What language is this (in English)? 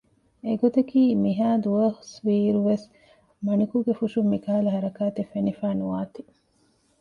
Divehi